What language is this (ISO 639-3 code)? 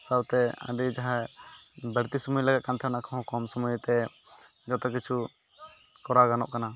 sat